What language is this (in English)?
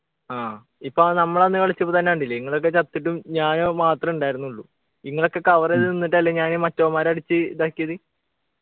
Malayalam